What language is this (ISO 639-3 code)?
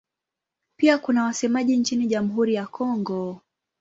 swa